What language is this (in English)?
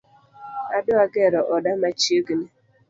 Luo (Kenya and Tanzania)